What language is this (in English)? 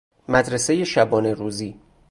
Persian